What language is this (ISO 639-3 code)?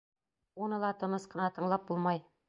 bak